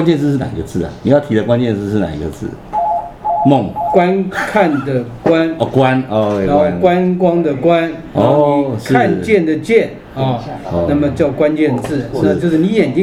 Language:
Chinese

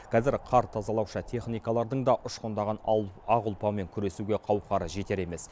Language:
Kazakh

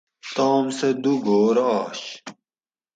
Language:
Gawri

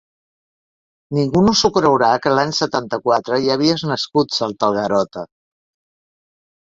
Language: Catalan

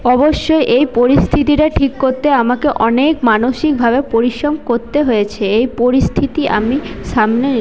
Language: Bangla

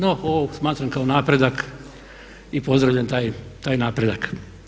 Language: Croatian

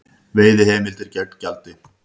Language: Icelandic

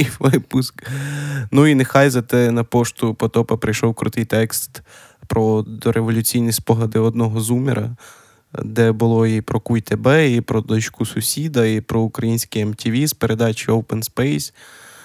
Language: Ukrainian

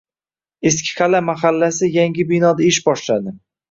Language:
Uzbek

